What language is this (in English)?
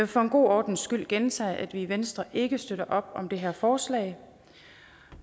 Danish